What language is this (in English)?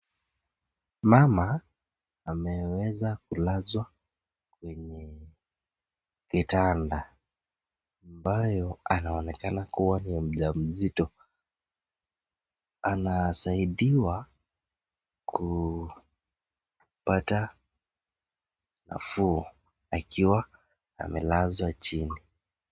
Swahili